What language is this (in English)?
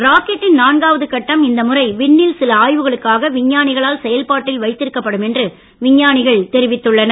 Tamil